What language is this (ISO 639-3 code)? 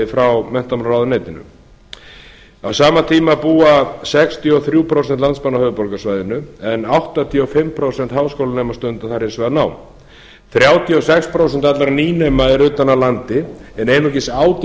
isl